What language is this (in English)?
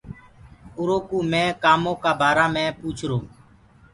Gurgula